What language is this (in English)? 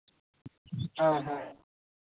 Santali